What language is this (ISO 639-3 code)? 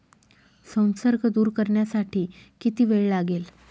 mar